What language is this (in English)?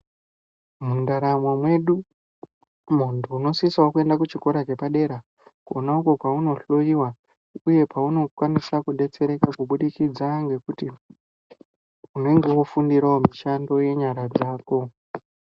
Ndau